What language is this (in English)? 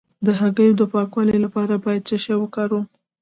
Pashto